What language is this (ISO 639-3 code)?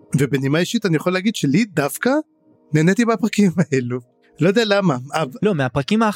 heb